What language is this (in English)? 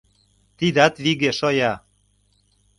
Mari